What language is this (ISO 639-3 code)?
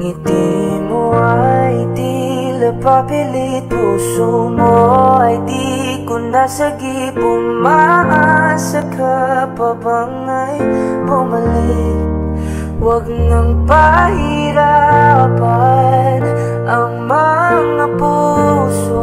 ind